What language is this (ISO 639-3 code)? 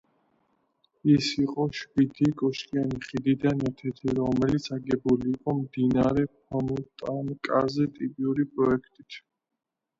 kat